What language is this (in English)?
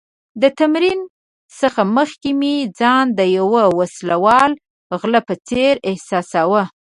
Pashto